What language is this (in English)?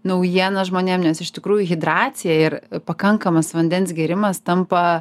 Lithuanian